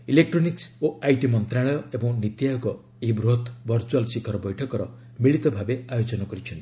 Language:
Odia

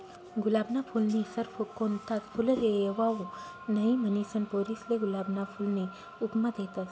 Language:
Marathi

